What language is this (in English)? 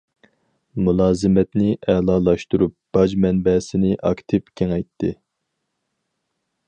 Uyghur